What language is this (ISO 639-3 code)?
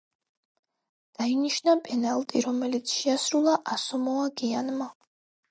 kat